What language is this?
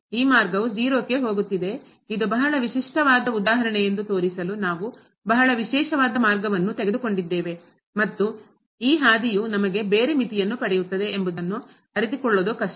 Kannada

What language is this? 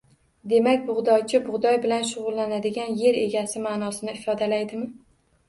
Uzbek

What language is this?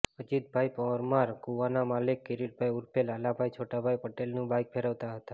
Gujarati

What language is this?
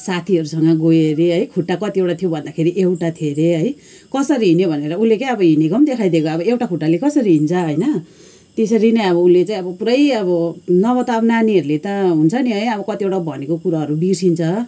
Nepali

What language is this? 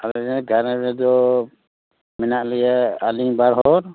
Santali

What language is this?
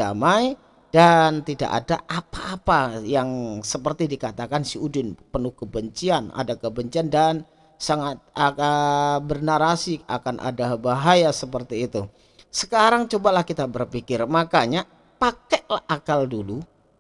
Indonesian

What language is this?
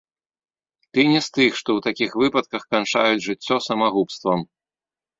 Belarusian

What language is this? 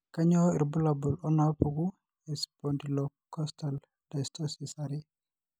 Masai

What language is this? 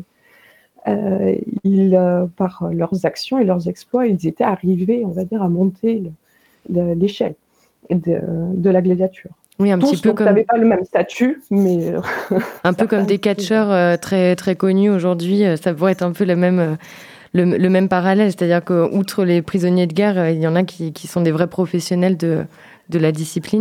French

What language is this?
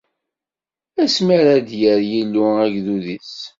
Kabyle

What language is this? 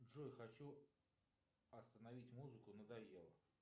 Russian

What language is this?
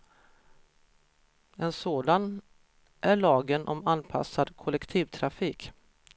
Swedish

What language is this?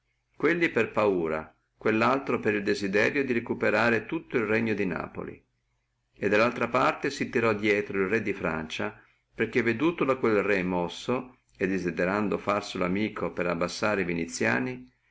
Italian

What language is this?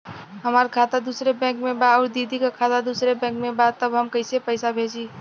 Bhojpuri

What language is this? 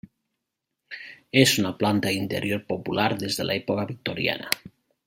Catalan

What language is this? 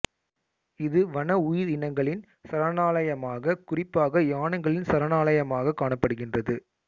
Tamil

